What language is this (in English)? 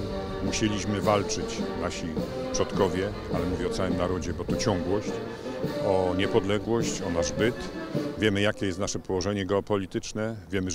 Polish